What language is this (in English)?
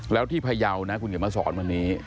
Thai